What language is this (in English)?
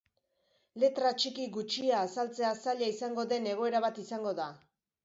Basque